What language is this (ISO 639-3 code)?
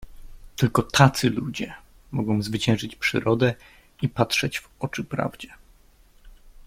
pol